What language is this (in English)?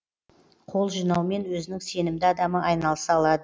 Kazakh